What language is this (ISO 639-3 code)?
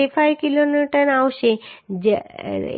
guj